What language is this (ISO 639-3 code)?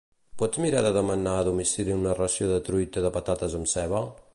cat